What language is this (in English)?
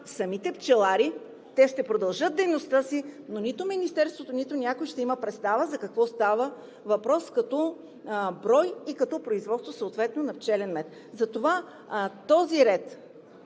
Bulgarian